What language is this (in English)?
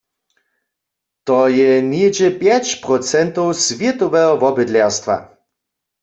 Upper Sorbian